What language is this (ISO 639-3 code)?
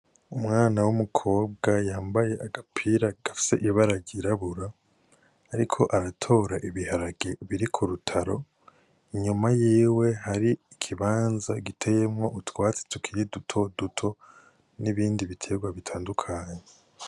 run